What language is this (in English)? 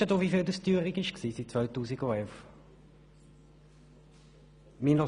Swiss German